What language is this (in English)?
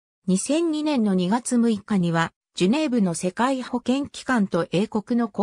Japanese